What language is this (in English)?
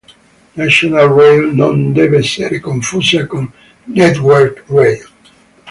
Italian